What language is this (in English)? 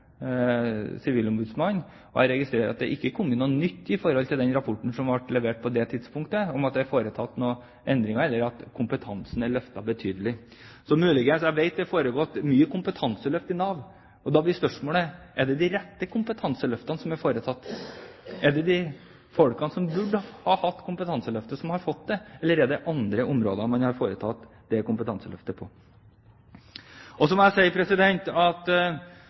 Norwegian Bokmål